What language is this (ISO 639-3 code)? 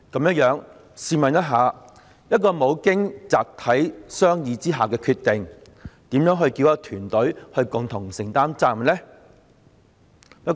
yue